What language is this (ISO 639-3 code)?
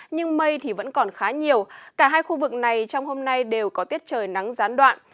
vie